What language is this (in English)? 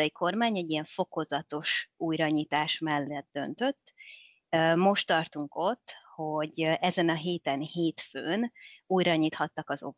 Hungarian